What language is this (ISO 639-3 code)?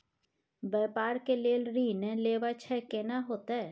mai